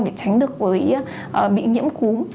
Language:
Vietnamese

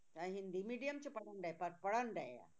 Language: Punjabi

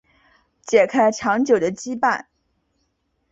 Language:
Chinese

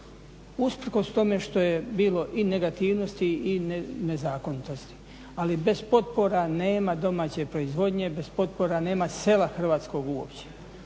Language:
Croatian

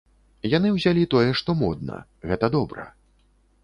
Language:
Belarusian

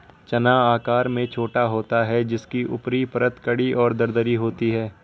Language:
Hindi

